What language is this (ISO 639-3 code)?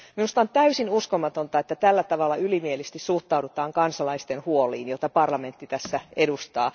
fin